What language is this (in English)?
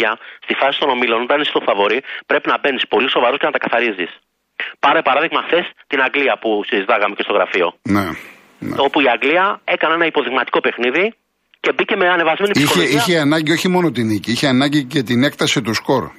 Greek